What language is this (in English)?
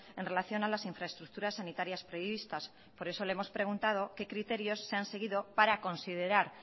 Spanish